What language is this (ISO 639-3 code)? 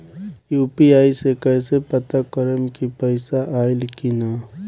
bho